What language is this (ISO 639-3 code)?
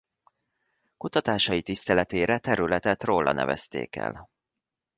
hun